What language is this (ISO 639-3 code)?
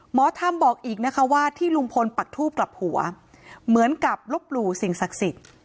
tha